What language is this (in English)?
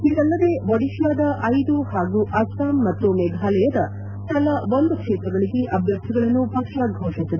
Kannada